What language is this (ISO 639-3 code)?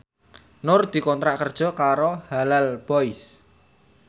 jav